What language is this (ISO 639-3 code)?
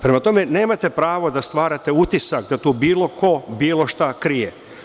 srp